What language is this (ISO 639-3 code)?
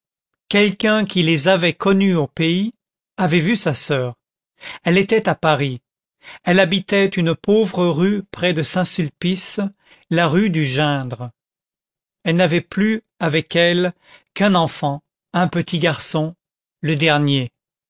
fra